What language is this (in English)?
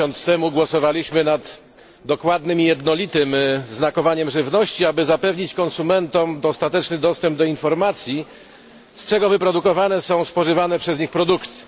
Polish